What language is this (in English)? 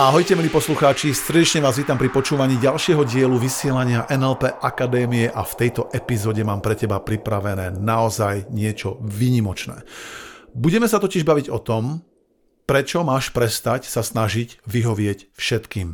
Slovak